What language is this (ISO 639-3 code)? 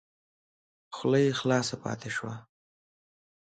pus